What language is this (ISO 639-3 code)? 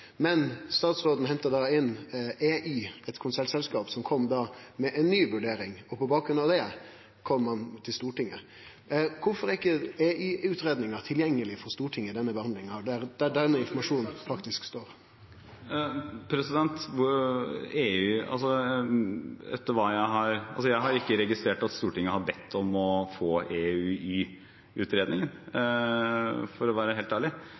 nor